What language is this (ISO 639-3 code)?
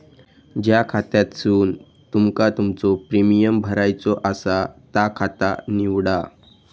mar